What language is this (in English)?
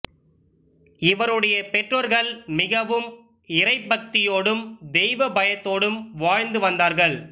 Tamil